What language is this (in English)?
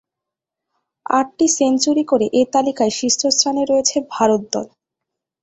Bangla